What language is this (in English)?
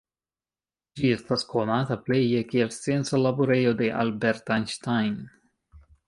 Esperanto